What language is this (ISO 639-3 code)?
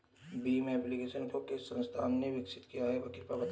hin